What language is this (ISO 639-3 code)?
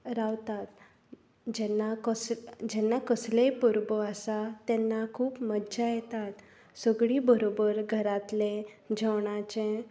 kok